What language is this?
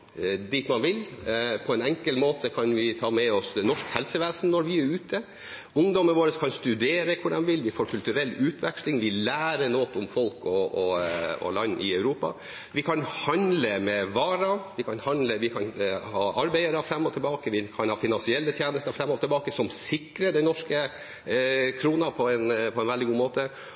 Norwegian Bokmål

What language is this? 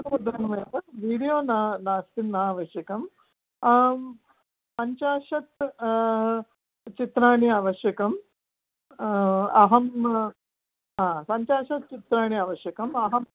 Sanskrit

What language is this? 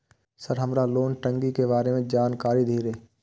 Maithili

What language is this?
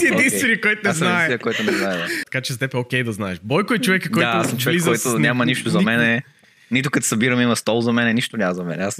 Bulgarian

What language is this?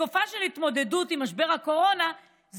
Hebrew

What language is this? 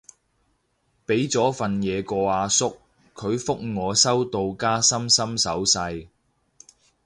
Cantonese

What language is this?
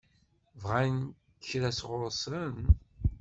Kabyle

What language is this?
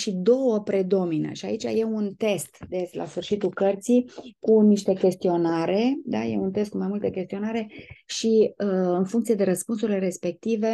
Romanian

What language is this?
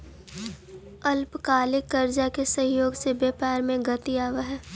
Magahi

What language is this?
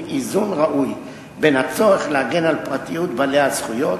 Hebrew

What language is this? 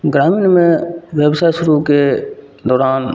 Maithili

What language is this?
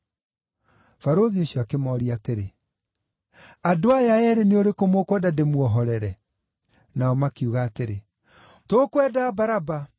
Kikuyu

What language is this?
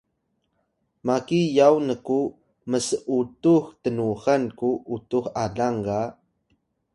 Atayal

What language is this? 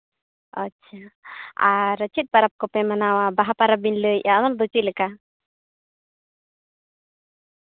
Santali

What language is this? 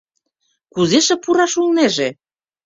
Mari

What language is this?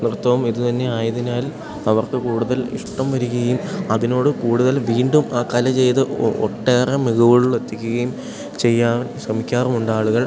Malayalam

